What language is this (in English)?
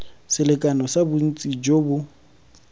Tswana